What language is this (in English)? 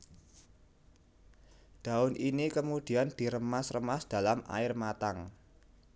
Javanese